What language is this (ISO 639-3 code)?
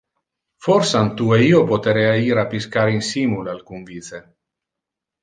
ina